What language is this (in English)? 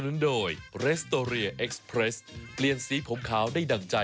Thai